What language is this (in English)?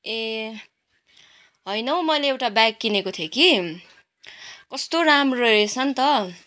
Nepali